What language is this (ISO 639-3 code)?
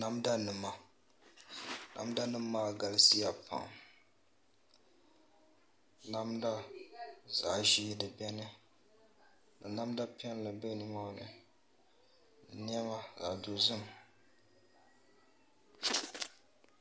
dag